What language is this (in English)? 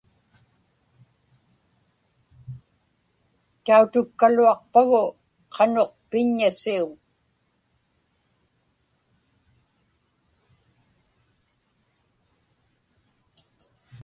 Inupiaq